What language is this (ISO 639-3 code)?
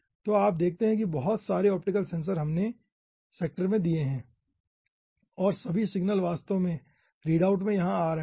hin